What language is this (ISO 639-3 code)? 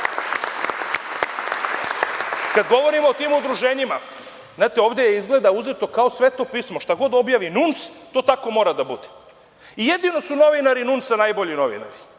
srp